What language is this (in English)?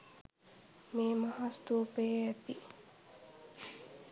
Sinhala